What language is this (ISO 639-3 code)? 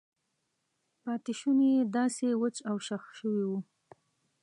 pus